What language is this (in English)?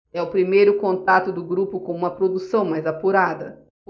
Portuguese